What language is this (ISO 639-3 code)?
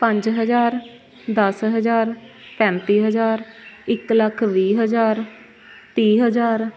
pan